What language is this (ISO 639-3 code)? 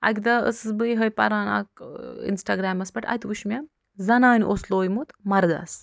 kas